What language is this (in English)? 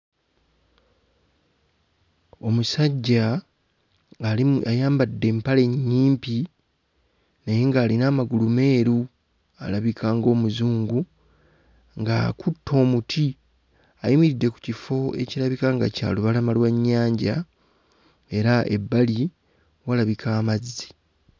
Ganda